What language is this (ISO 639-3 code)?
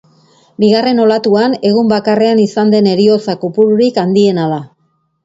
eus